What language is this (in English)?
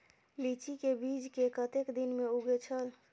Maithili